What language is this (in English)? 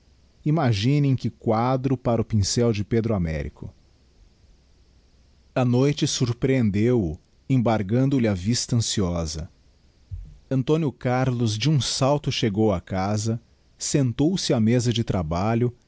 Portuguese